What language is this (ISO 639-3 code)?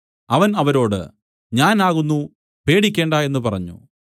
mal